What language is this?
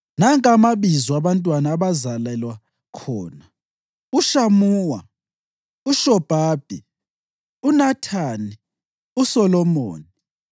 North Ndebele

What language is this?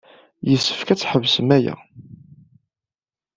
Kabyle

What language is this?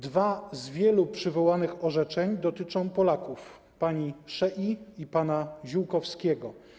Polish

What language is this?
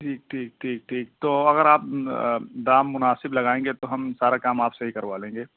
Urdu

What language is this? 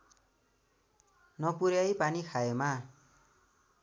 Nepali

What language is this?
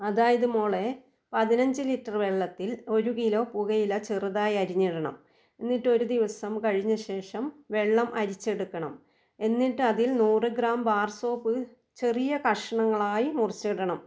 Malayalam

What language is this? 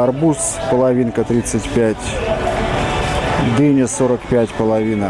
Russian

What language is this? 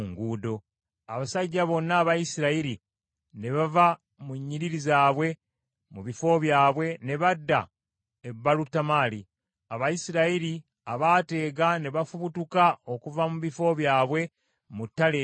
Ganda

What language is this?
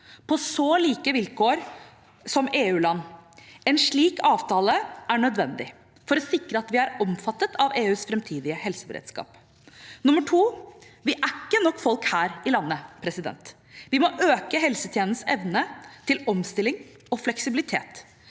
Norwegian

